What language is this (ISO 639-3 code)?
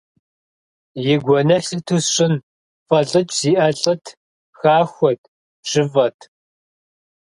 kbd